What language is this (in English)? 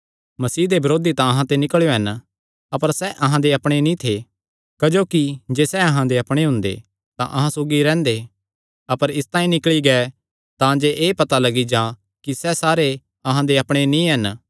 Kangri